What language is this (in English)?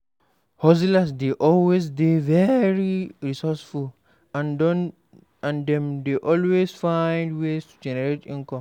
Nigerian Pidgin